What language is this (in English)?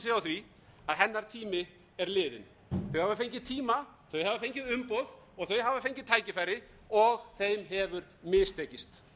Icelandic